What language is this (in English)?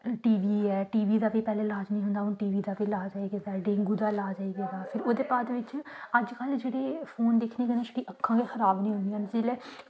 Dogri